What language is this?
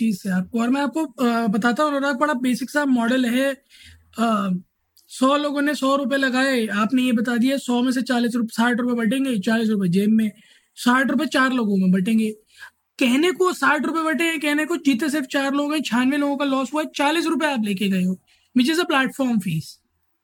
Hindi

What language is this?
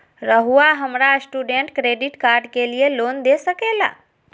Magahi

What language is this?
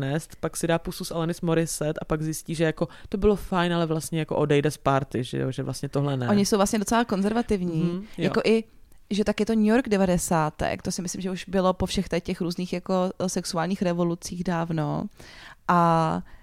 Czech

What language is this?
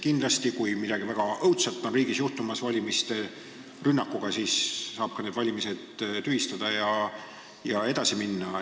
Estonian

